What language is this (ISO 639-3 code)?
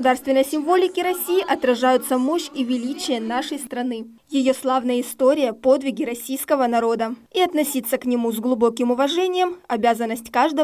rus